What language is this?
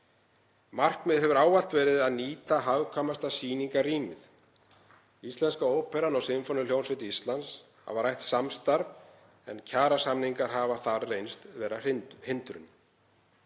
Icelandic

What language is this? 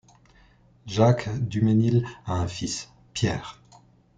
French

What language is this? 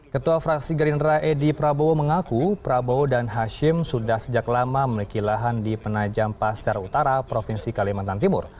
Indonesian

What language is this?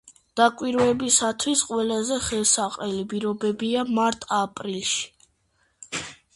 Georgian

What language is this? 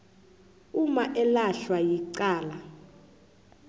South Ndebele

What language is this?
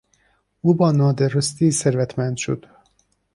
Persian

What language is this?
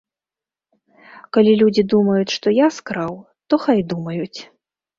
Belarusian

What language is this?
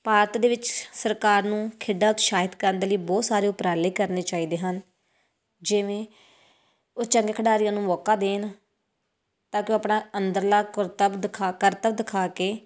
Punjabi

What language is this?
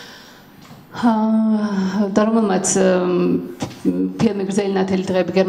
Romanian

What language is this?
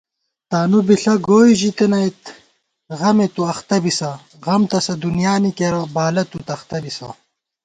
Gawar-Bati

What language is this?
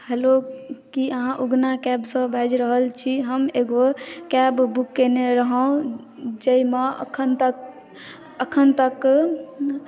Maithili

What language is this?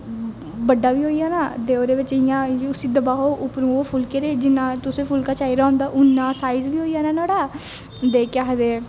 Dogri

